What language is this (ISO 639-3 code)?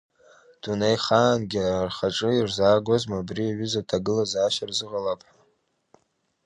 abk